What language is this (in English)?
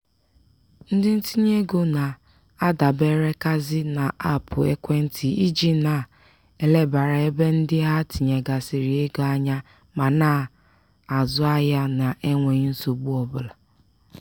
Igbo